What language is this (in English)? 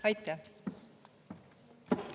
Estonian